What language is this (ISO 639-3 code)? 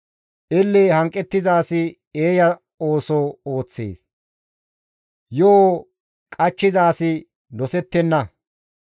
gmv